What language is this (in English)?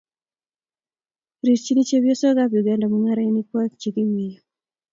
Kalenjin